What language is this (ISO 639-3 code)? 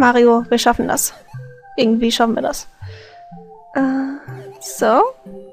deu